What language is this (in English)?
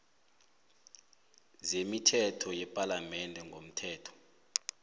South Ndebele